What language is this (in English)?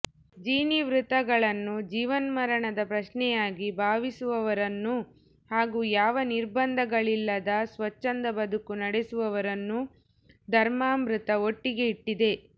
Kannada